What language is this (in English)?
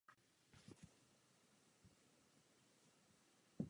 Czech